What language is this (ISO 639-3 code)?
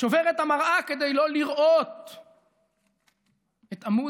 heb